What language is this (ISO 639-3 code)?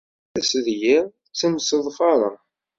kab